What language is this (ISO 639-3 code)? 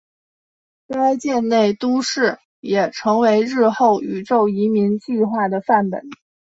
zho